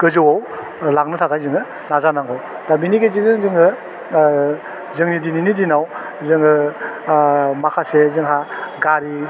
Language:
Bodo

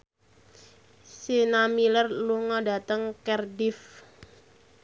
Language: Javanese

